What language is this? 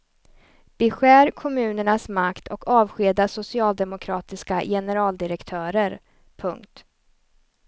Swedish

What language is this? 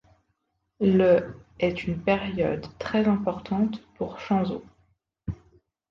French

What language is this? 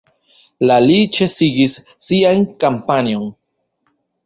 Esperanto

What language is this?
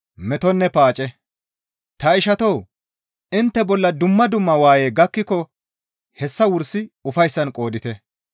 Gamo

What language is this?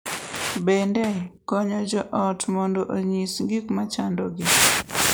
Luo (Kenya and Tanzania)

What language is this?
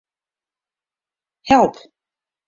Western Frisian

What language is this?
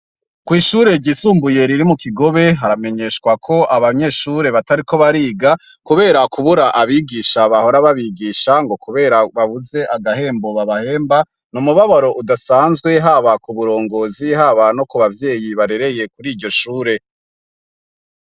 Rundi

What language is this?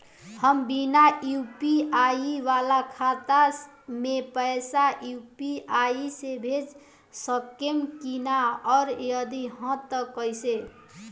Bhojpuri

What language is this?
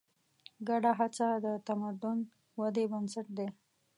Pashto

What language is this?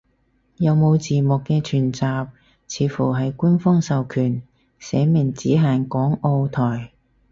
Cantonese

